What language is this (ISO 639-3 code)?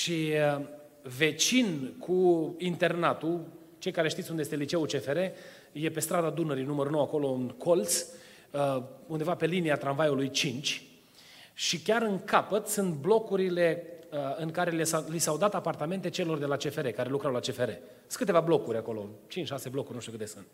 ron